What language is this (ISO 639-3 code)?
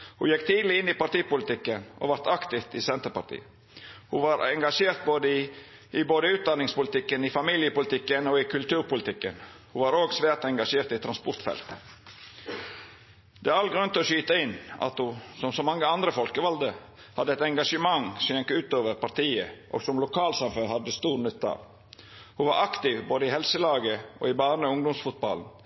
nno